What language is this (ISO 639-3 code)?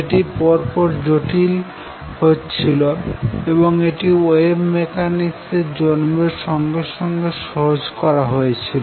ben